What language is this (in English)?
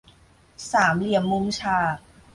Thai